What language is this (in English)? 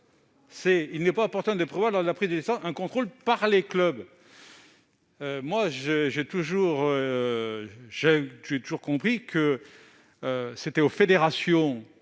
French